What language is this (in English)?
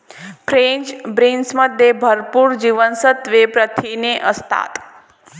Marathi